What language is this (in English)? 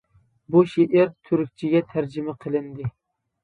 Uyghur